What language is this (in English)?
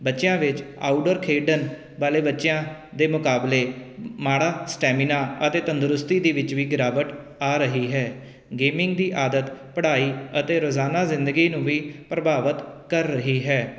Punjabi